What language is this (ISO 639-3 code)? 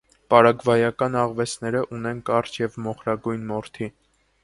hye